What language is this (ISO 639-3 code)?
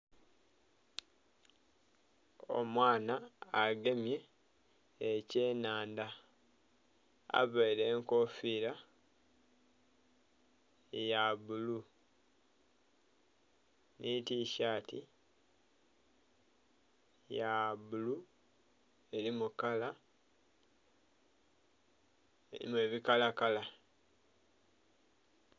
xog